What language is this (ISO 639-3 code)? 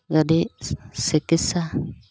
asm